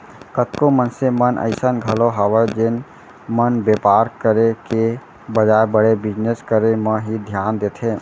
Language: Chhattisgarhi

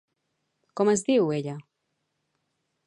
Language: Catalan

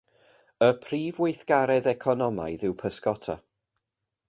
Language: Welsh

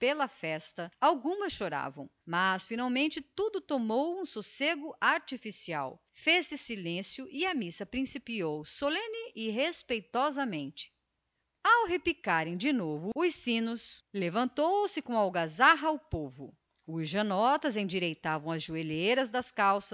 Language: Portuguese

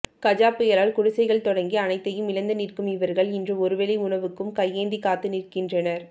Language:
Tamil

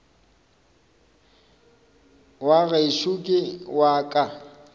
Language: Northern Sotho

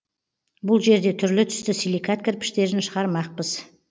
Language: Kazakh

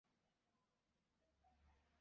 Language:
Chinese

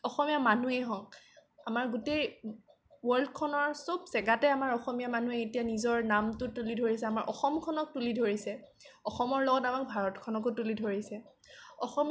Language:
Assamese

